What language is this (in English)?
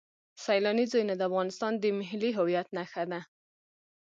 Pashto